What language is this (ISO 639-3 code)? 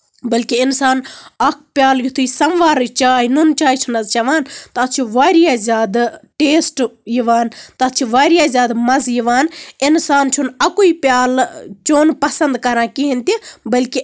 kas